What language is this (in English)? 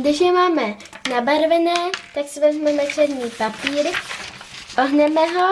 Czech